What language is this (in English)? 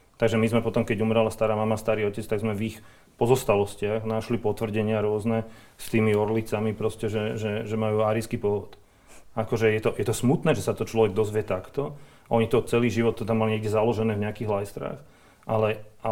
Slovak